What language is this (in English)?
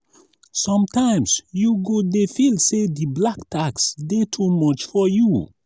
Nigerian Pidgin